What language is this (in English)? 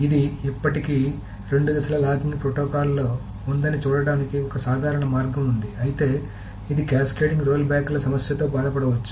Telugu